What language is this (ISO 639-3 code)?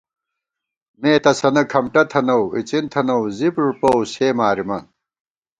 gwt